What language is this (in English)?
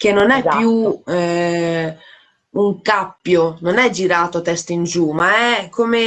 Italian